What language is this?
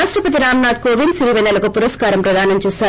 Telugu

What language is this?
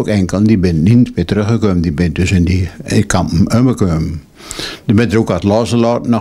Dutch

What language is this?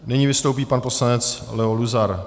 Czech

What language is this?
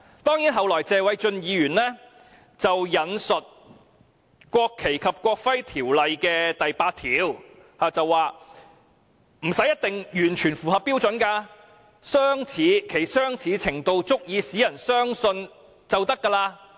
Cantonese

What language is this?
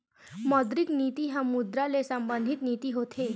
Chhattisgarhi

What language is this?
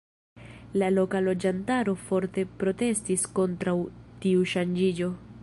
Esperanto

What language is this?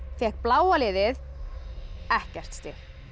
Icelandic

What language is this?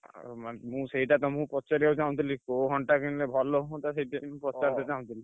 Odia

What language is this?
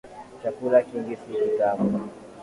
Swahili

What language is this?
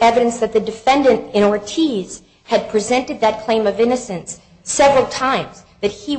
English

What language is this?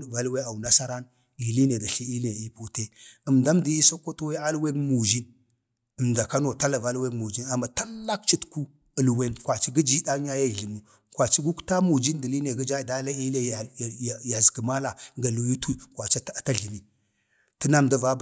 Bade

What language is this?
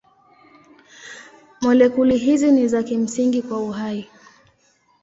Swahili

